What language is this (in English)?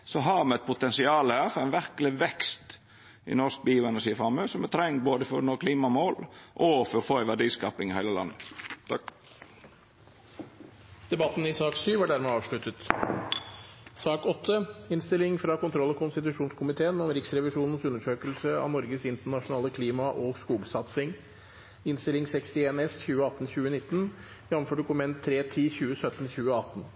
Norwegian